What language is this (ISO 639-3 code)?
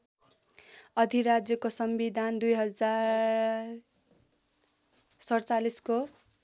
nep